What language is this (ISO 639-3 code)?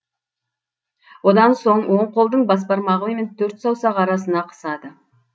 kaz